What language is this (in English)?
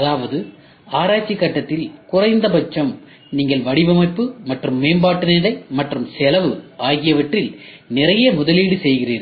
Tamil